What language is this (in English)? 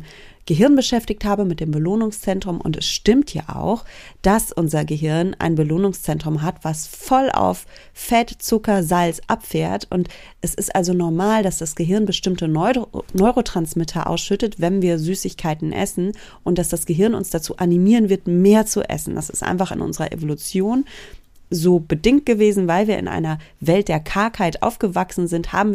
German